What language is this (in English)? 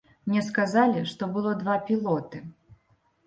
Belarusian